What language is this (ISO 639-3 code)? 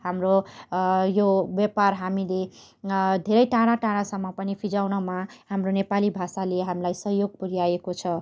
nep